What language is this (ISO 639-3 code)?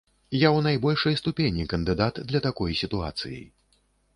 bel